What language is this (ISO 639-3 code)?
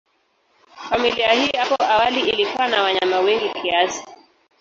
swa